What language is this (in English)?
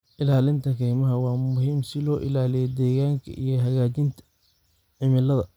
Somali